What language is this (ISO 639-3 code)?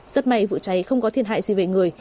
vie